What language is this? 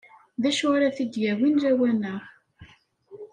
Kabyle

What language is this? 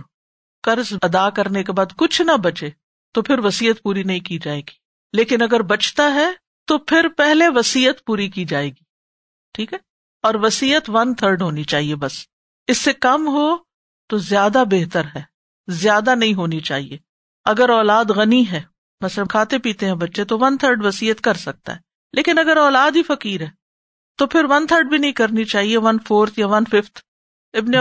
Urdu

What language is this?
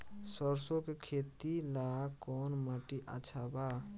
Bhojpuri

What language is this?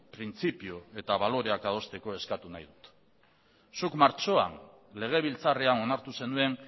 Basque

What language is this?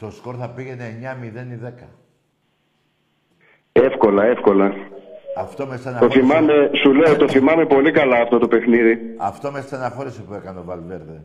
Greek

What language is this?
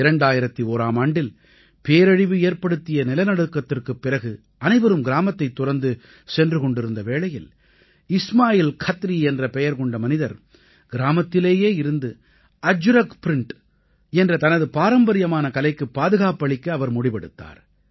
Tamil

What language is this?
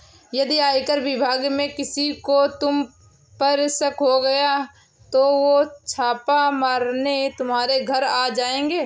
Hindi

